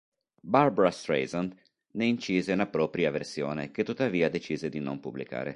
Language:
Italian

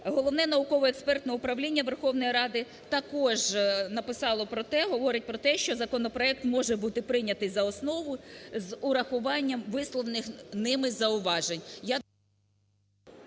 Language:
Ukrainian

